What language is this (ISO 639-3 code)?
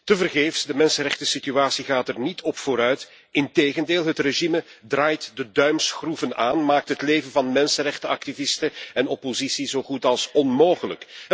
nld